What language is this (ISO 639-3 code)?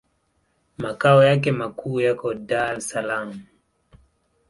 swa